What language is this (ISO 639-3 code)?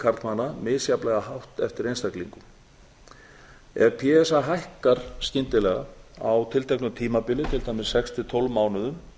isl